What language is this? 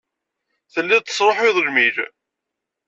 Kabyle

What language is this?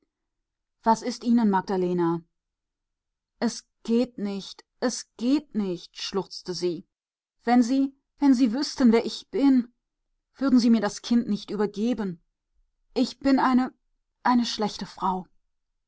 German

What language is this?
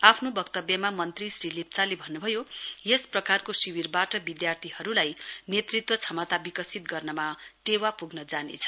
Nepali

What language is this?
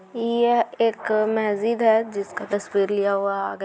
Magahi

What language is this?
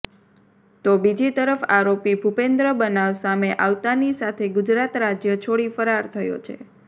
Gujarati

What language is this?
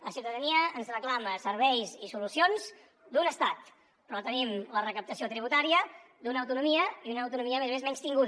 Catalan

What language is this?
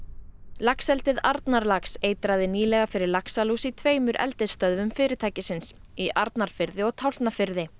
Icelandic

